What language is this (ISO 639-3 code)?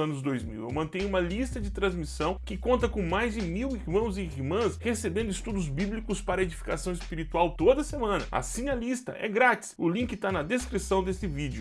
por